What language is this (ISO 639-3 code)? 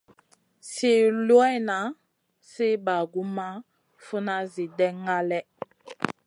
mcn